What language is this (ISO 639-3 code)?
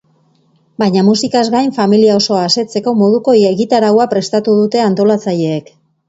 eus